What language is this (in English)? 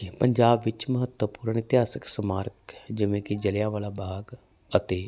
Punjabi